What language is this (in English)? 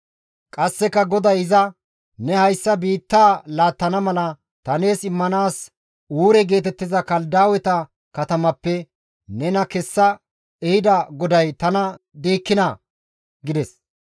Gamo